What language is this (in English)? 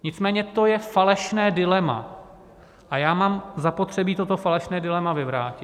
Czech